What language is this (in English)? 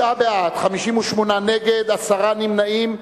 Hebrew